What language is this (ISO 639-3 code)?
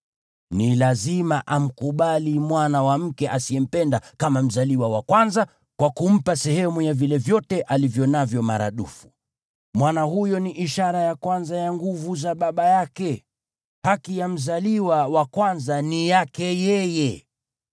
swa